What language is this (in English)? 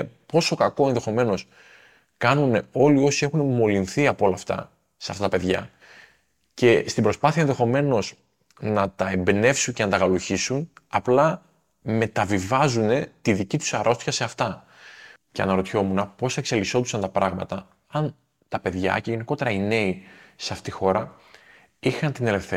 Greek